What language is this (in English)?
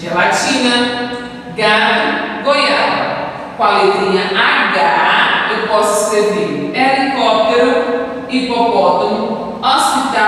Portuguese